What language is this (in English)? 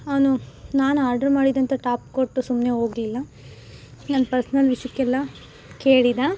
Kannada